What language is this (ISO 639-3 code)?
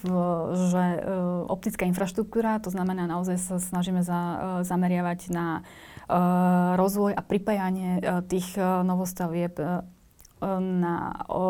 slk